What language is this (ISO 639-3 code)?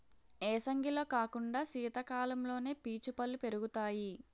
tel